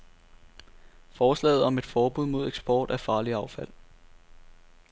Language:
Danish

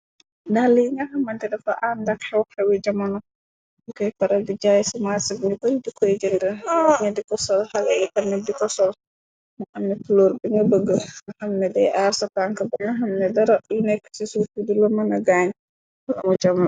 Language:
Wolof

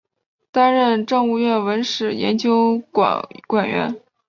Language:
Chinese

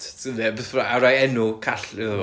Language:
Welsh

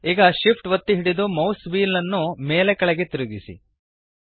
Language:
Kannada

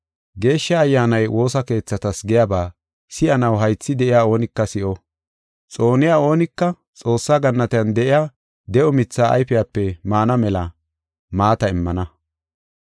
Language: Gofa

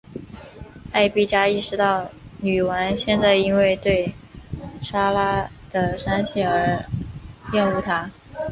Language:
Chinese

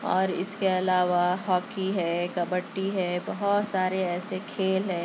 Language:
Urdu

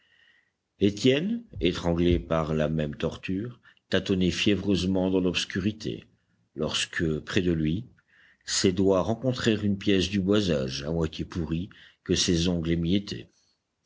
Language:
French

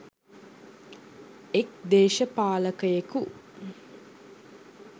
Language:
Sinhala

